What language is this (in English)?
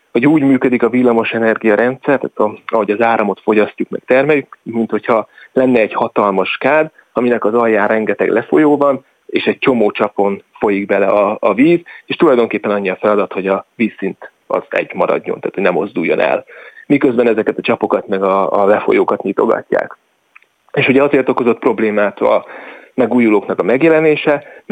Hungarian